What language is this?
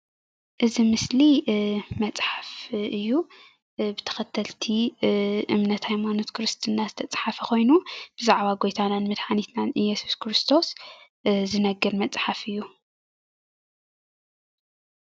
Tigrinya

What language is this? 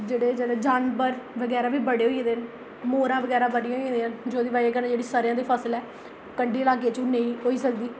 Dogri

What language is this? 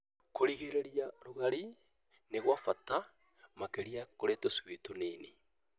Kikuyu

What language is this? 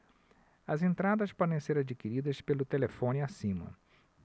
Portuguese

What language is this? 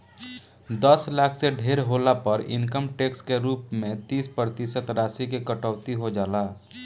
Bhojpuri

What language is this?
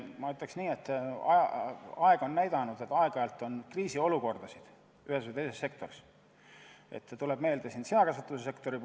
Estonian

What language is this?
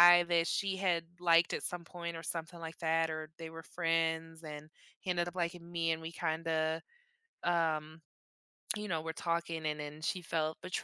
English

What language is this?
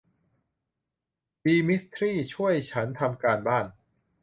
Thai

